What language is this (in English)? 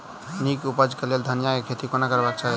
Maithili